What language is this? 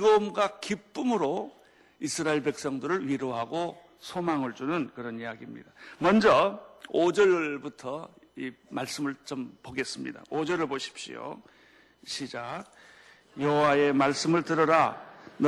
Korean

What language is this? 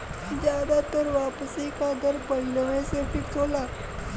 Bhojpuri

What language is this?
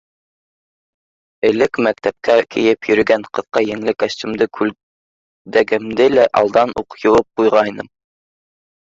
Bashkir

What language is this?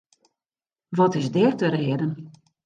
Western Frisian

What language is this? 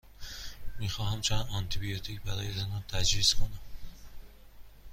Persian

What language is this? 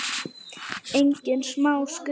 Icelandic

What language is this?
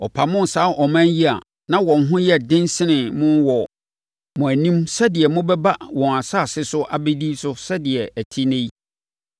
Akan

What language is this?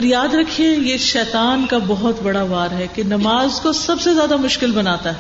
Urdu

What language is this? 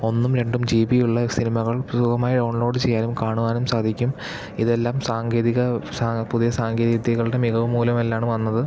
Malayalam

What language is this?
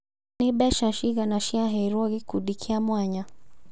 Kikuyu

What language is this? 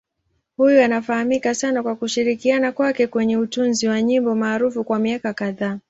Swahili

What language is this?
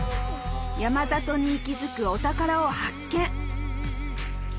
Japanese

